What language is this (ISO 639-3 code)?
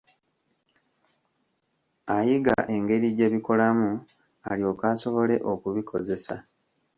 lug